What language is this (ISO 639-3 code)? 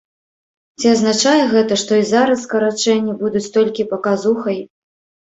bel